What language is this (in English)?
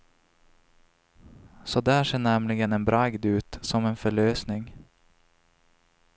Swedish